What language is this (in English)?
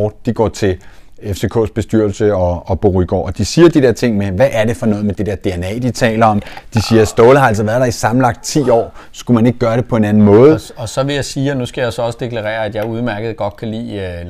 Danish